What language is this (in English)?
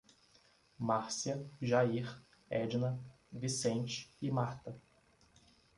Portuguese